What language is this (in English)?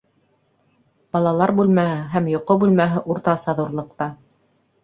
Bashkir